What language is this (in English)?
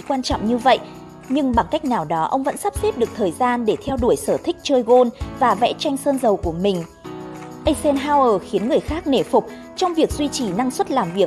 Vietnamese